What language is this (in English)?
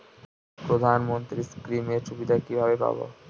Bangla